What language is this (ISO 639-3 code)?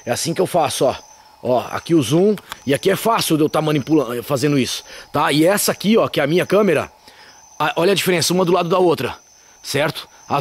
por